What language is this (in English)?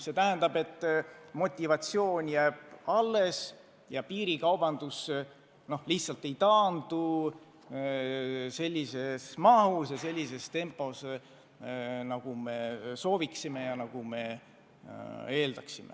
Estonian